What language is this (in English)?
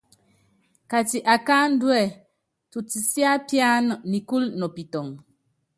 Yangben